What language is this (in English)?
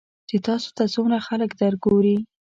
Pashto